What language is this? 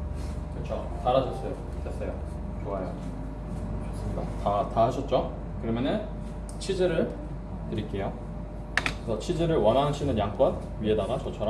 Korean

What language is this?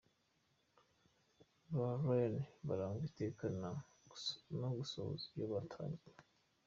Kinyarwanda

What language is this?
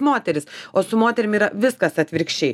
Lithuanian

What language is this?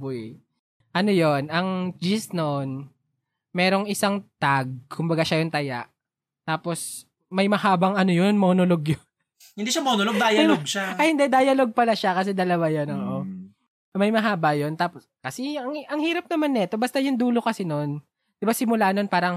Filipino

